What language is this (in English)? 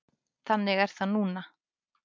Icelandic